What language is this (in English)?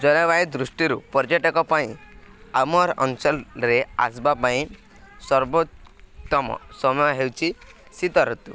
Odia